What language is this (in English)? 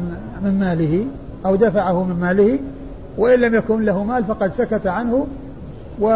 Arabic